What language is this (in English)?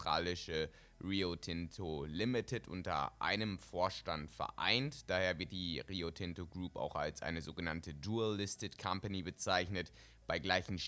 German